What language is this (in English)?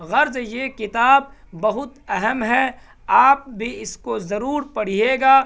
Urdu